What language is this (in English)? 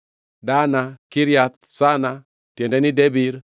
Luo (Kenya and Tanzania)